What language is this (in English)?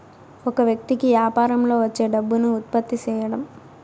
Telugu